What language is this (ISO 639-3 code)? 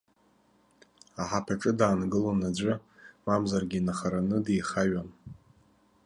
abk